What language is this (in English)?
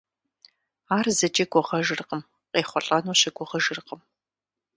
Kabardian